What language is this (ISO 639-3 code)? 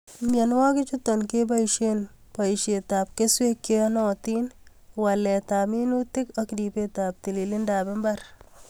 kln